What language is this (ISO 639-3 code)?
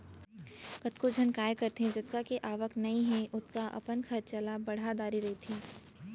hne